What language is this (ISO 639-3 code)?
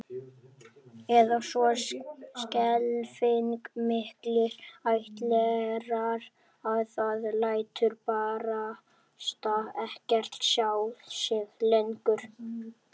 isl